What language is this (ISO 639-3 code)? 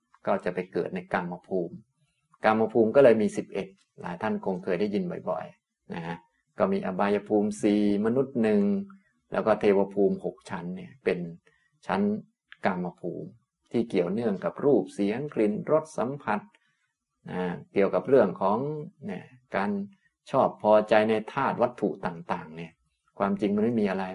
tha